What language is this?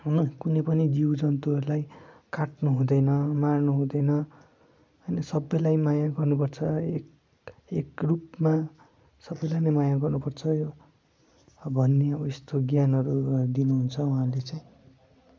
Nepali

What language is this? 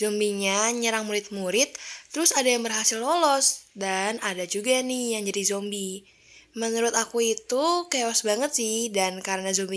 Indonesian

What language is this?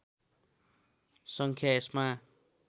Nepali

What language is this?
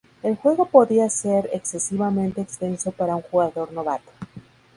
Spanish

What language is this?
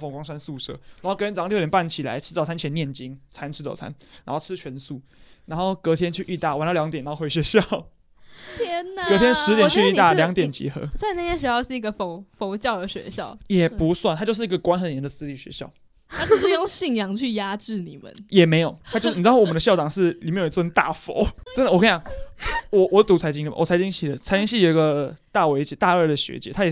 Chinese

